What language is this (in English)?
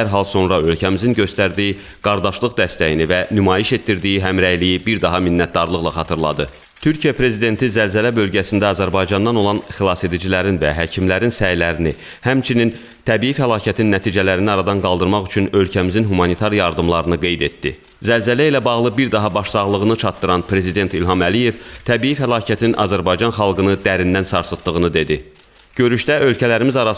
Turkish